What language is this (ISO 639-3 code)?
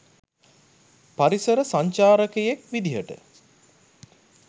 sin